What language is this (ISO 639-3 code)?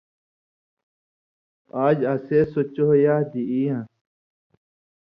mvy